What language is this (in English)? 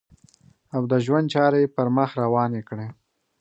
Pashto